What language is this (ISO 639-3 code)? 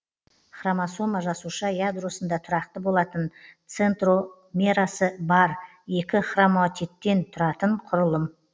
kaz